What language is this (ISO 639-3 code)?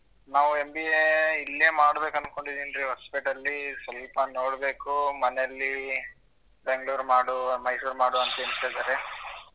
kan